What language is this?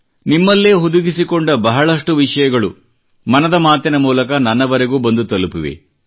Kannada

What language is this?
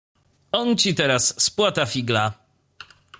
Polish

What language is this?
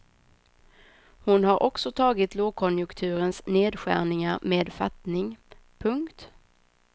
Swedish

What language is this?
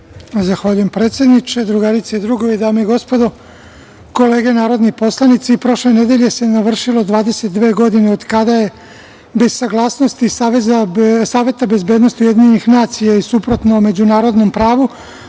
Serbian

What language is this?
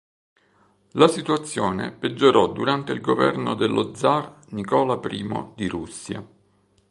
Italian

